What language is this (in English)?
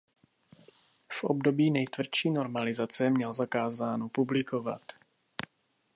Czech